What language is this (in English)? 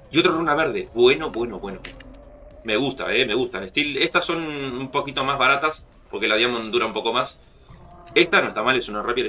Spanish